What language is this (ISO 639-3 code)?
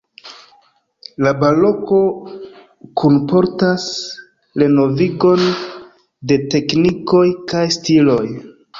epo